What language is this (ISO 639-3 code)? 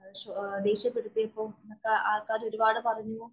mal